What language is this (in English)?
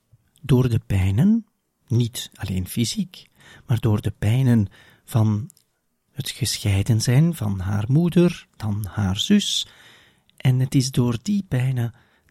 Dutch